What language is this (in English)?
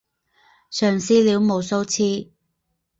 Chinese